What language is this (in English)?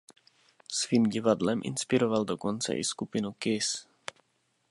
Czech